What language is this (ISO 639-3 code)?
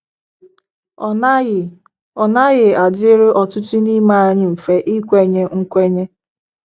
ibo